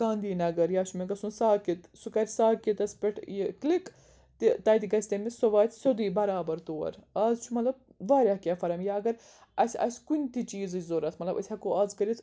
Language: Kashmiri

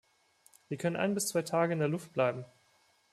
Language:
German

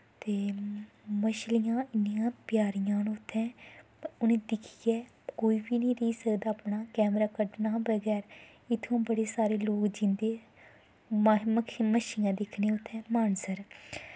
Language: Dogri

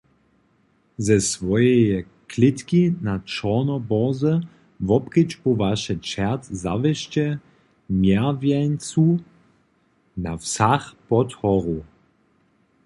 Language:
Upper Sorbian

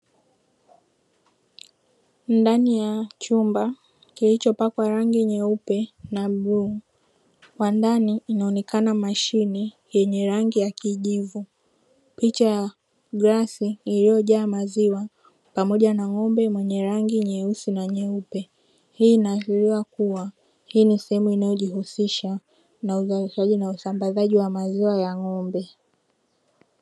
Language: Swahili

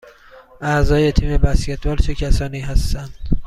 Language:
Persian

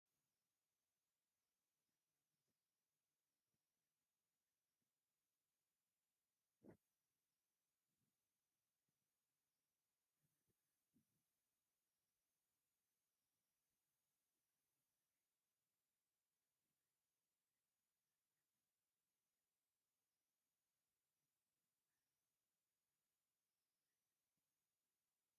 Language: Tigrinya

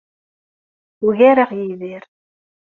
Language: Kabyle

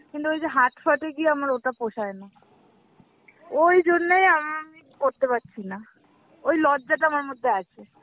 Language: Bangla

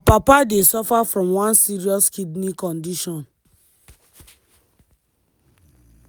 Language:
Nigerian Pidgin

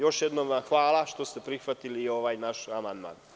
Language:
Serbian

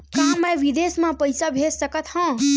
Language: Chhattisgarhi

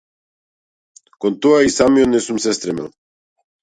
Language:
Macedonian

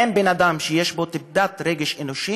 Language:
Hebrew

